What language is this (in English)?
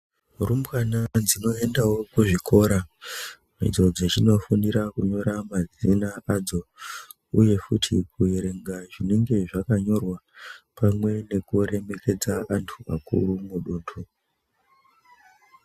Ndau